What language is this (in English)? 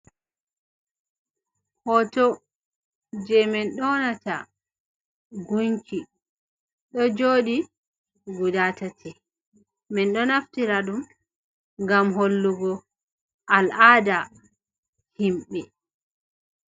Fula